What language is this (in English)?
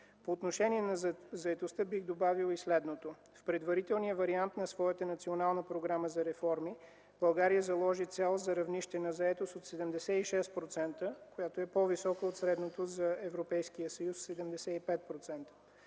Bulgarian